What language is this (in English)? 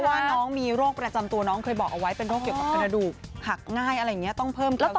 Thai